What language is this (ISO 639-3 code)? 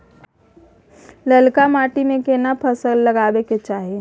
mai